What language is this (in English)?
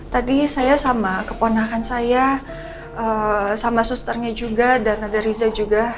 Indonesian